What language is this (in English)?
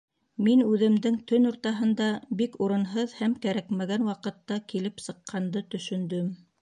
Bashkir